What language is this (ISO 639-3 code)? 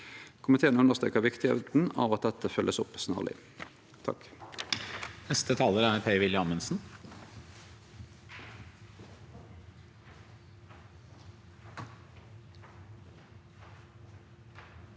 nor